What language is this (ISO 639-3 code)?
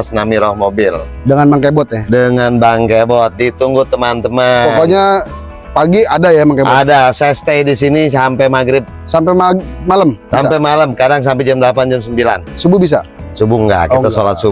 ind